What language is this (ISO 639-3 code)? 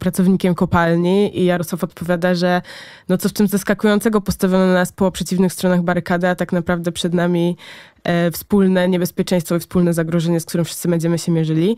pol